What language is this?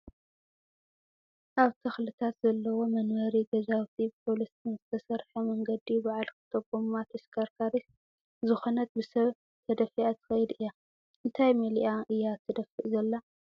Tigrinya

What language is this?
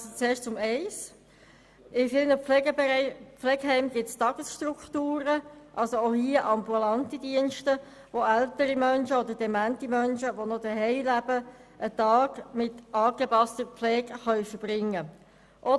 Swiss German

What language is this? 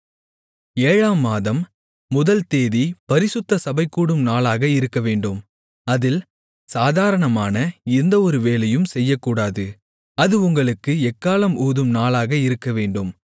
Tamil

